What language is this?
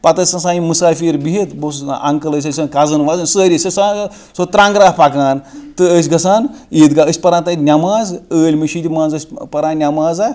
Kashmiri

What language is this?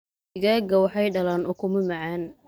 Somali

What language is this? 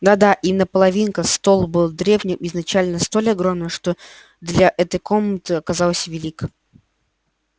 Russian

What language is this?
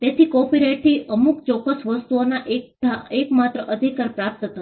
Gujarati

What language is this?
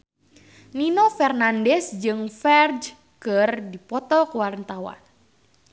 Sundanese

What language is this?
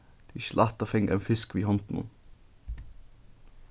Faroese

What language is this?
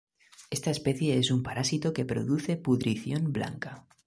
Spanish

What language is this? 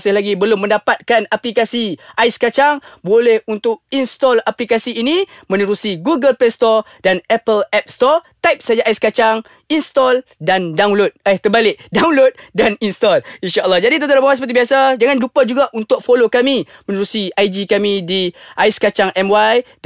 Malay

